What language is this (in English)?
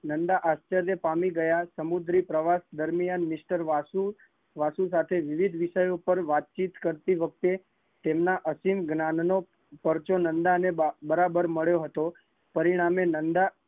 Gujarati